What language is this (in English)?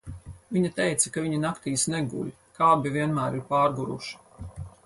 Latvian